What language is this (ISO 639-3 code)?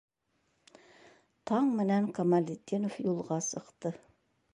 bak